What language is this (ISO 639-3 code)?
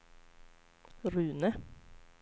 swe